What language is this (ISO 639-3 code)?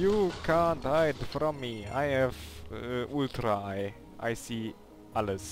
deu